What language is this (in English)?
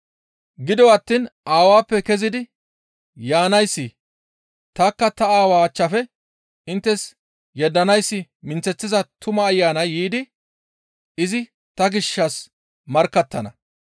Gamo